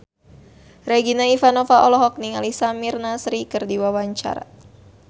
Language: Sundanese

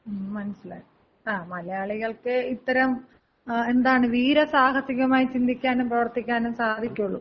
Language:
Malayalam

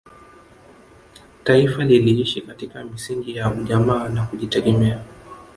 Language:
Swahili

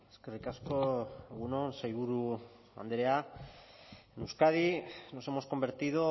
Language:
Basque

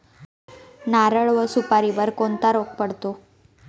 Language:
Marathi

